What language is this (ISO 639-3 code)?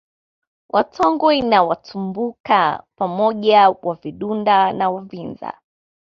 swa